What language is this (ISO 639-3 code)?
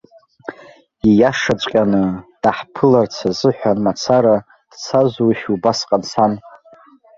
abk